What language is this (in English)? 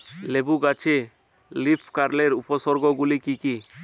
Bangla